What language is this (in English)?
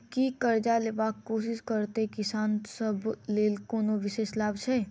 Maithili